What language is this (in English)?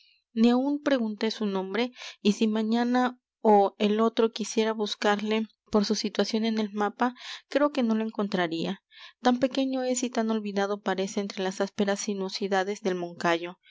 Spanish